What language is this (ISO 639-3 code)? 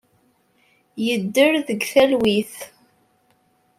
kab